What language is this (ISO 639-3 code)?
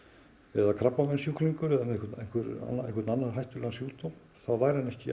isl